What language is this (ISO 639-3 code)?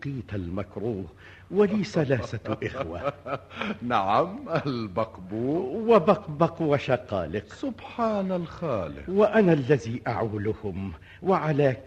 ara